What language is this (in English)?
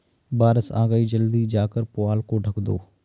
Hindi